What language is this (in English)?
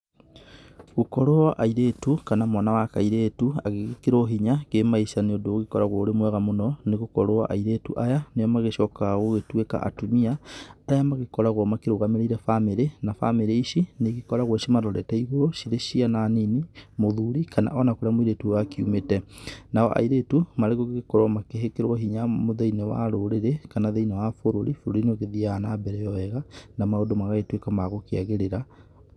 Kikuyu